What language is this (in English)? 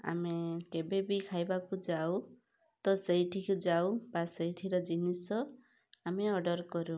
Odia